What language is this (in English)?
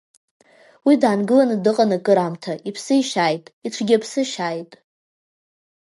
Abkhazian